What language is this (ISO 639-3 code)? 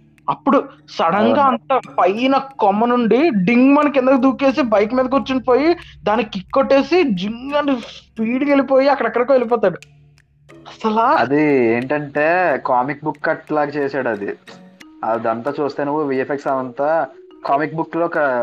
tel